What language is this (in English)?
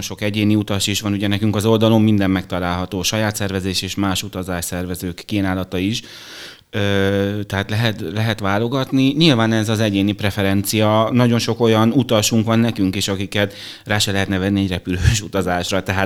Hungarian